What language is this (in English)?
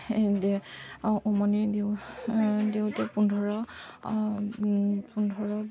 Assamese